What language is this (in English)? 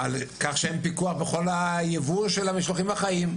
Hebrew